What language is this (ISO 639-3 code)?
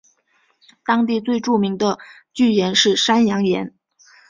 zho